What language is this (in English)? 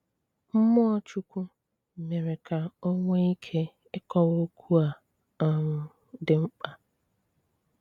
Igbo